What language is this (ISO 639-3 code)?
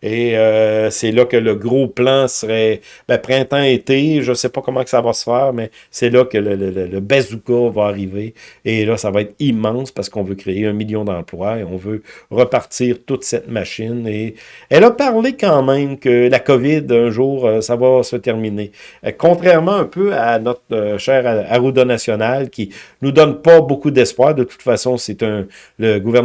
fra